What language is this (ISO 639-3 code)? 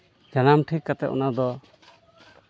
sat